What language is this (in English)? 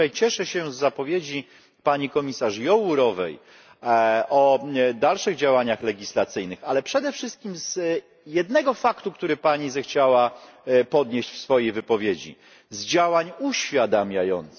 Polish